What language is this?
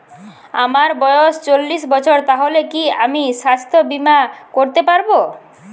Bangla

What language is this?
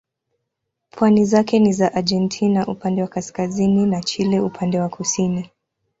Swahili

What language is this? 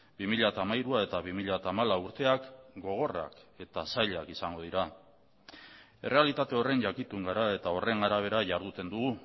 Basque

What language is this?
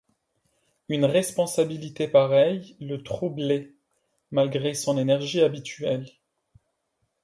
French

